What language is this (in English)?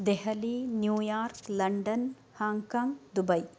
Sanskrit